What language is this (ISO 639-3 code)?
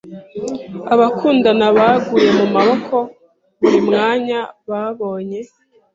kin